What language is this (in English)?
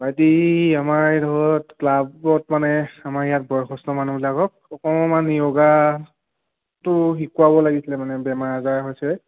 Assamese